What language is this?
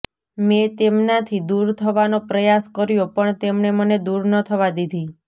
Gujarati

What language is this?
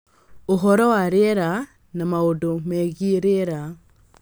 Kikuyu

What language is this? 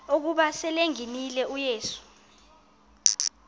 Xhosa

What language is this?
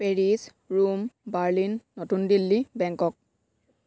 Assamese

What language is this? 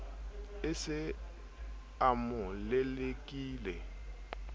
Southern Sotho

